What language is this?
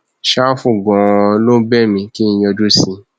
Yoruba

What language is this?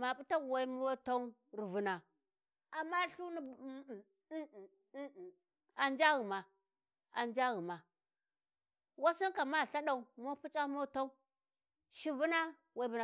Warji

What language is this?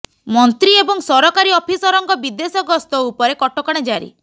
Odia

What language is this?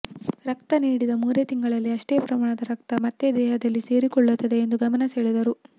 Kannada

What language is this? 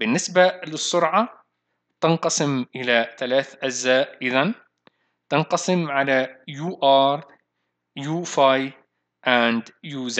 Arabic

